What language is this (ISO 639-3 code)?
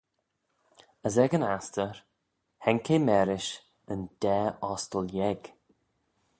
glv